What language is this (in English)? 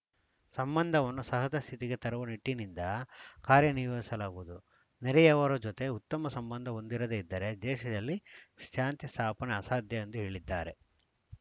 Kannada